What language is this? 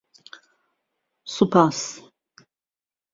Central Kurdish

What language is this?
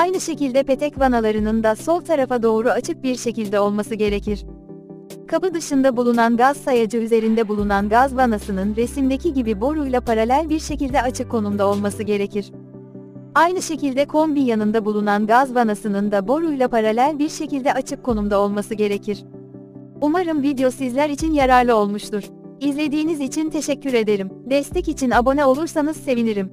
Turkish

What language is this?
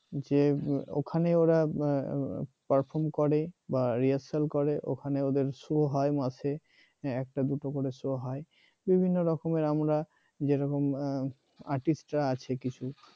Bangla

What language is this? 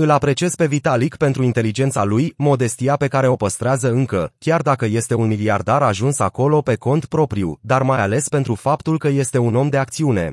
Romanian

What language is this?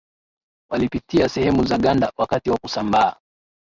Swahili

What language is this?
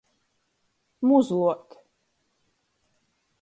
Latgalian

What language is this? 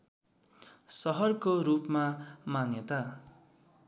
Nepali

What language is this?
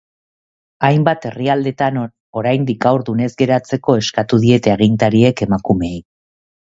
Basque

